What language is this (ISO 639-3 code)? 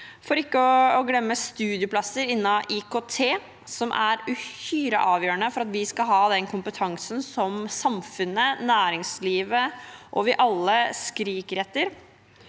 nor